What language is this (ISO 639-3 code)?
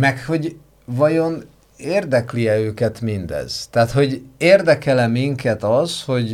hun